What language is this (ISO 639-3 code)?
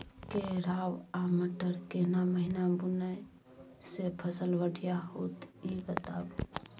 mai